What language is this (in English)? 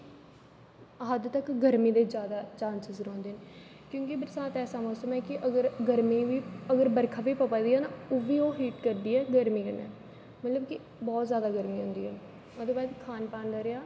Dogri